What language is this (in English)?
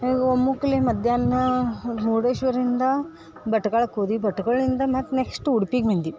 Kannada